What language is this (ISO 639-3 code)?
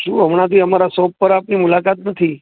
guj